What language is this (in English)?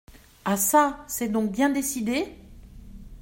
French